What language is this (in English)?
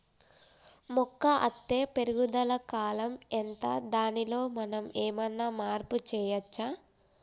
Telugu